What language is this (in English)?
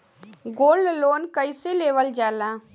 Bhojpuri